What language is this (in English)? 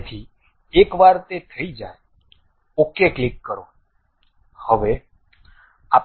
Gujarati